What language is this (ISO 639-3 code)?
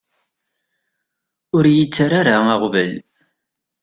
kab